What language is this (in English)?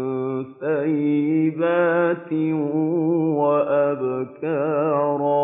Arabic